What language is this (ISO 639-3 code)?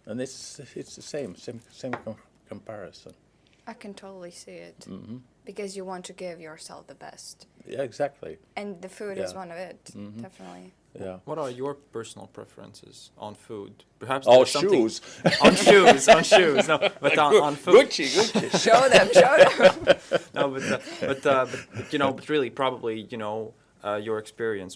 eng